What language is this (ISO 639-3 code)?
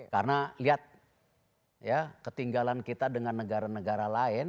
ind